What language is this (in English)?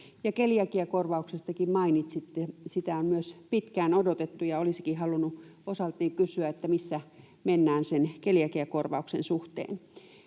Finnish